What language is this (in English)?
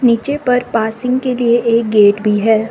Hindi